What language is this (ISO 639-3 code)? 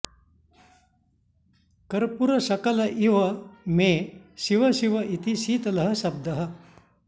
san